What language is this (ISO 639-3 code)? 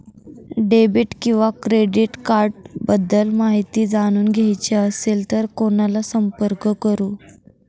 mar